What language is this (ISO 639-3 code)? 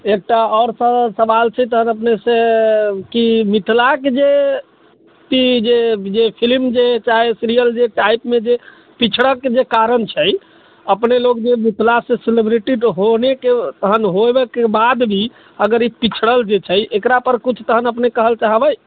mai